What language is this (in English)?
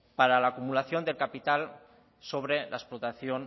Spanish